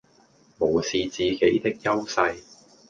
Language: Cantonese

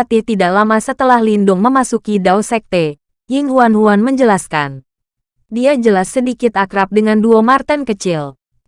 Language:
Indonesian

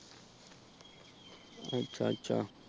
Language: Punjabi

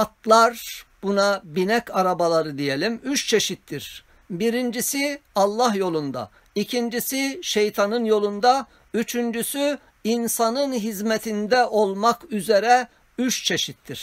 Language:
Turkish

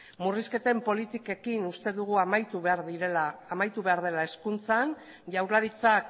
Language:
Basque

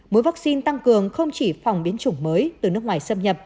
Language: Vietnamese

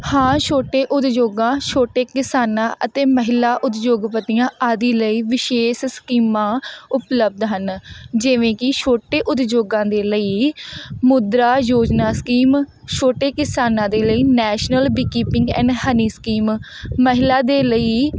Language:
Punjabi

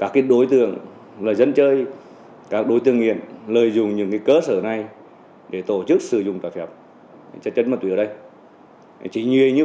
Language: Vietnamese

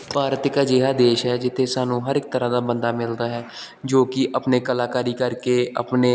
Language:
Punjabi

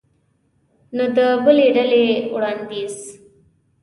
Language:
Pashto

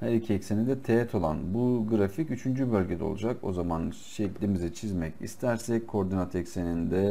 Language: Turkish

